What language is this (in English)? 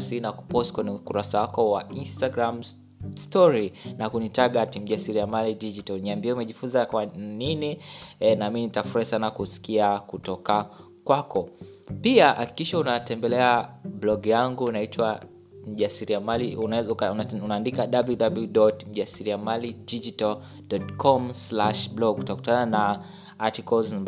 Swahili